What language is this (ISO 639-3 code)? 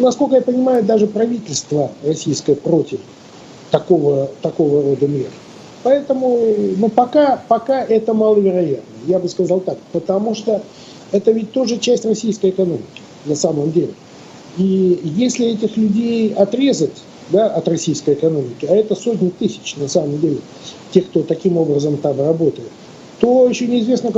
rus